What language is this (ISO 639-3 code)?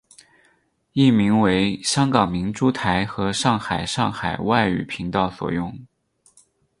zho